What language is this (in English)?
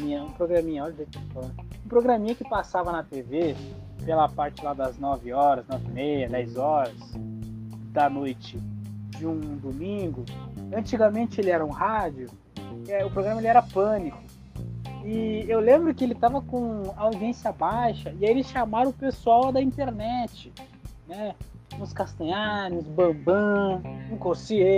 Portuguese